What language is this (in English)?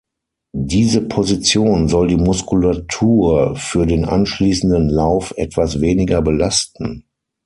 German